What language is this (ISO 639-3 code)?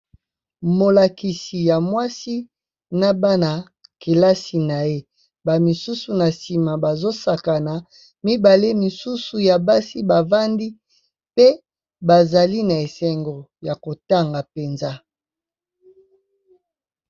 lin